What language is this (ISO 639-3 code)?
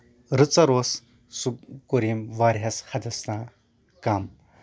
kas